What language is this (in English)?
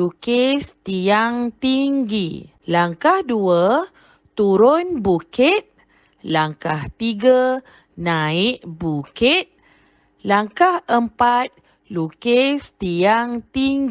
Malay